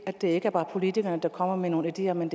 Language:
Danish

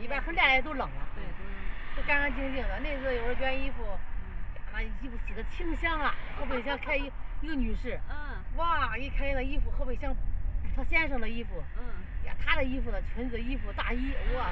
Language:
Chinese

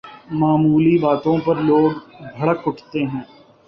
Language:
Urdu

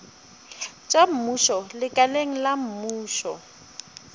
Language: Northern Sotho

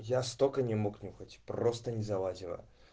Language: Russian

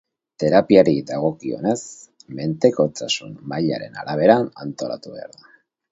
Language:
Basque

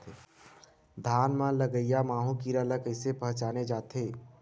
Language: Chhattisgarhi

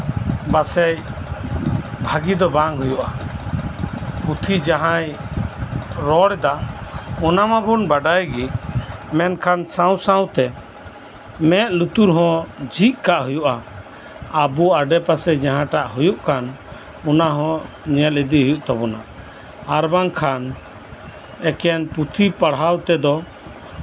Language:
Santali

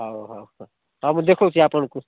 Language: Odia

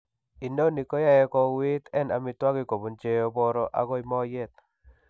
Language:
Kalenjin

